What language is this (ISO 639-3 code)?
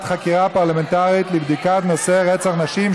heb